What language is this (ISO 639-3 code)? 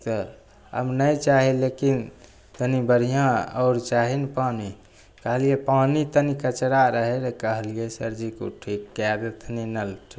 mai